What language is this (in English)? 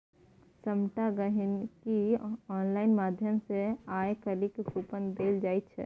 Maithili